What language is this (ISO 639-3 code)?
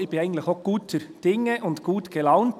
gsw